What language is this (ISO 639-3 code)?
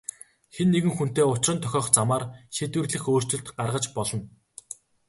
mon